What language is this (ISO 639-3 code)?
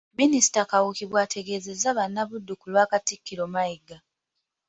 lug